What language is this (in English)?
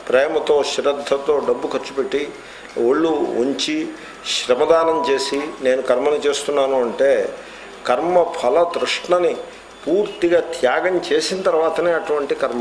Hindi